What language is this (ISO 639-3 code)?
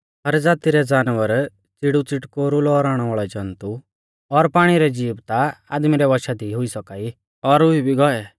bfz